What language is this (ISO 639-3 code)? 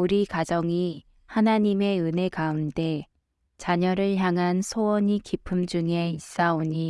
kor